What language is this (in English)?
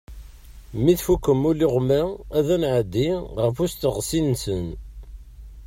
Kabyle